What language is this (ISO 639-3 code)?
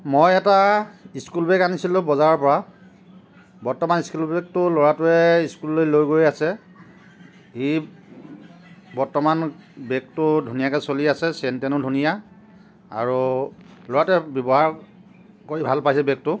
asm